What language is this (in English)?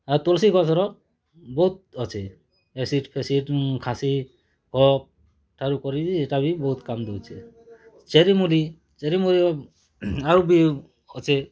Odia